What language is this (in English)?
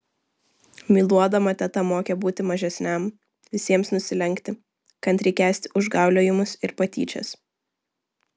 Lithuanian